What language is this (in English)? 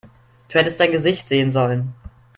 German